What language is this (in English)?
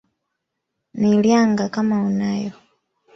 Swahili